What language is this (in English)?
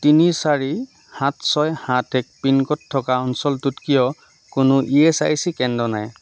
Assamese